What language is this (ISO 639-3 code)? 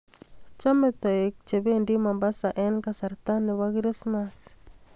kln